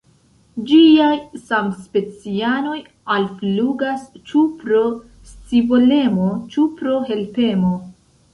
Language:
Esperanto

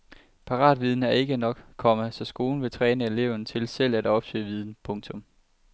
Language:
Danish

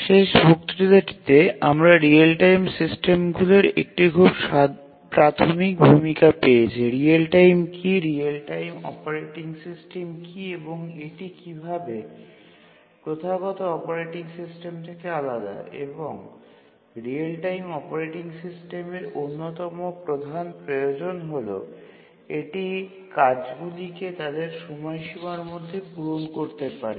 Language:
Bangla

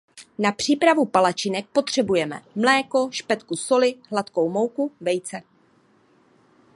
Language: Czech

